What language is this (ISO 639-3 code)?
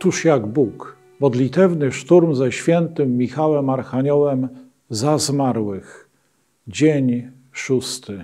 pol